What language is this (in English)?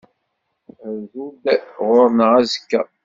Kabyle